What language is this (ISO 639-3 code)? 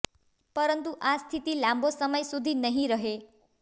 guj